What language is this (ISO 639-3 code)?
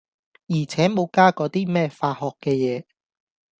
yue